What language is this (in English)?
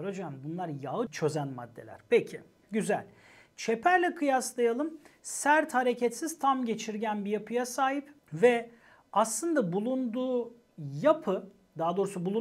Turkish